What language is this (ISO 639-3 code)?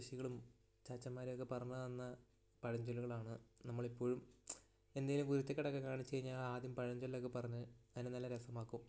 mal